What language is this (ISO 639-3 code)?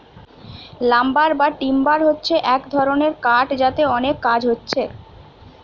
ben